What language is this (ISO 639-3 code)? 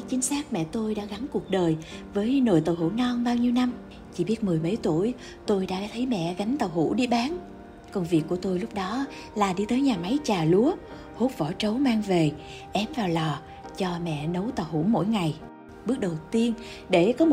vie